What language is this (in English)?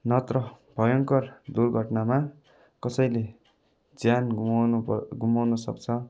Nepali